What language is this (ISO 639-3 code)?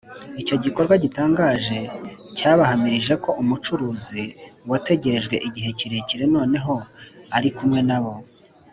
kin